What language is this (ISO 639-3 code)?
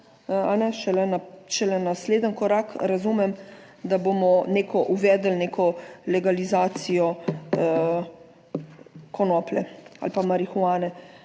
slv